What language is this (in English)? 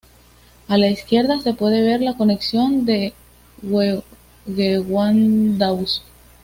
Spanish